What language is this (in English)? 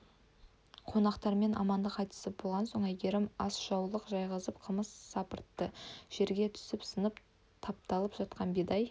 Kazakh